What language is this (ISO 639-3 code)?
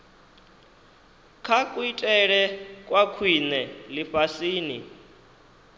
ven